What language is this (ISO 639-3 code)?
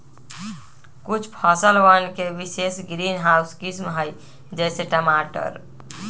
mag